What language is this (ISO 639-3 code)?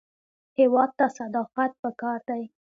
pus